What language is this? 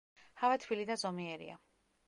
Georgian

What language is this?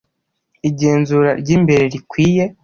Kinyarwanda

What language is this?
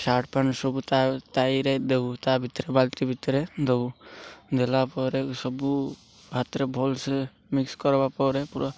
Odia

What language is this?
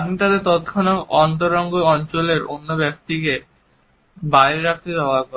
Bangla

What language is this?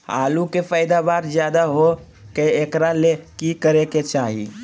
Magahi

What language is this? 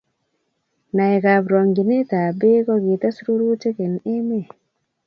Kalenjin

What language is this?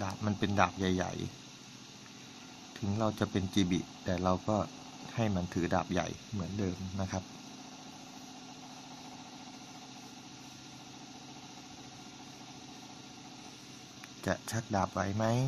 Thai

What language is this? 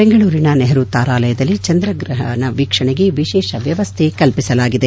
Kannada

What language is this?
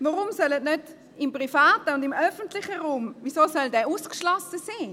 Swiss German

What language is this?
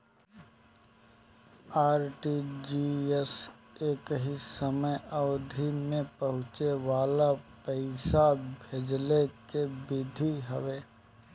Bhojpuri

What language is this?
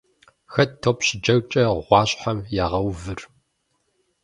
Kabardian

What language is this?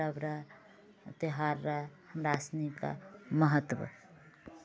Maithili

